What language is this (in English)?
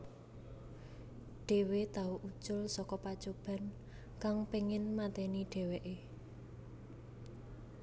Javanese